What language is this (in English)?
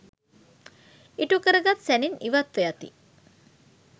Sinhala